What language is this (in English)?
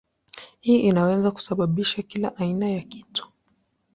Swahili